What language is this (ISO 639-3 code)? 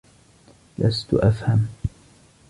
ara